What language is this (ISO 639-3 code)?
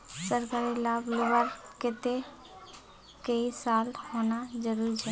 mag